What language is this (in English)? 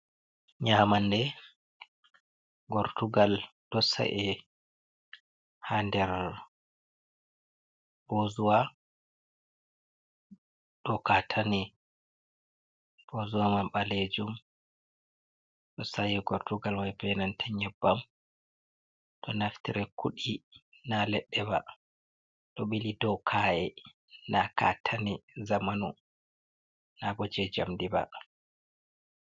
Fula